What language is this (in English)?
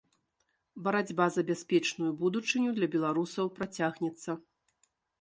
Belarusian